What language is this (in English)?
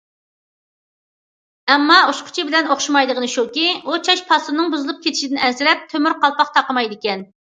Uyghur